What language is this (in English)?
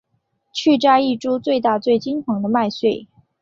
Chinese